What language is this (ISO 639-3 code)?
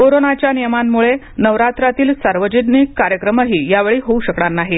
mar